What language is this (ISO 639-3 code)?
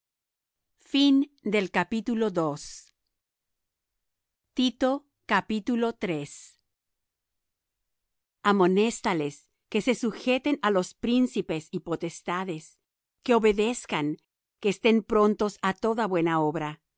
spa